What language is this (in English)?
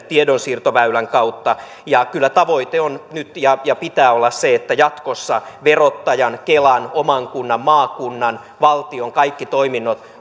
Finnish